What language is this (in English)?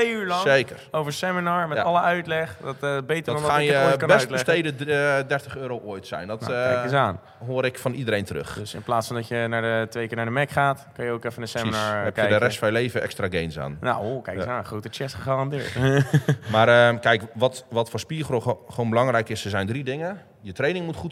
Dutch